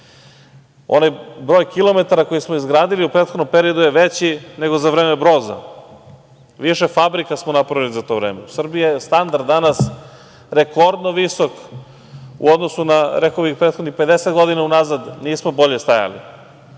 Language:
Serbian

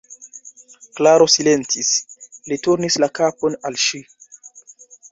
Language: Esperanto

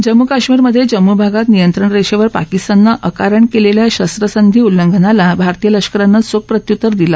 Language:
Marathi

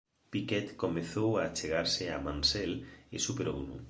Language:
Galician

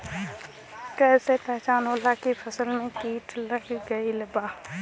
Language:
Bhojpuri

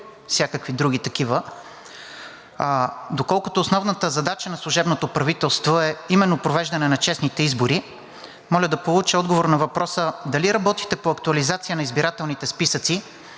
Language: Bulgarian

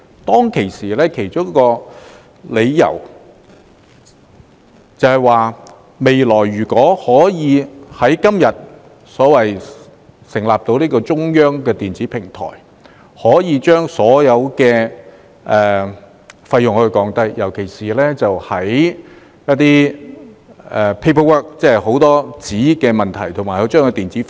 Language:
Cantonese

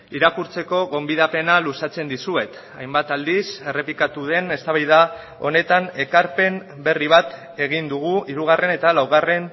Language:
Basque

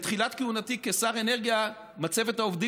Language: Hebrew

